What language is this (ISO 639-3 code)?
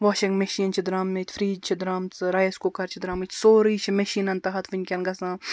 kas